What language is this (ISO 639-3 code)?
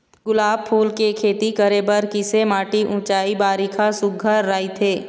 hne